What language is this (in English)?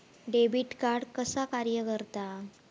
Marathi